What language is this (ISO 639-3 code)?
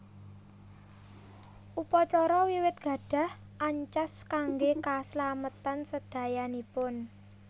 jav